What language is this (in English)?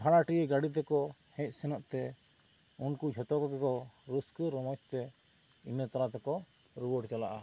Santali